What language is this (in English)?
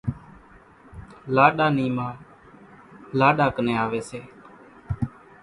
Kachi Koli